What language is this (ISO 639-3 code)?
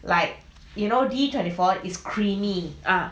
eng